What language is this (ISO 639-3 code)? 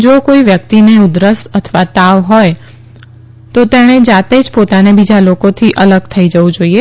guj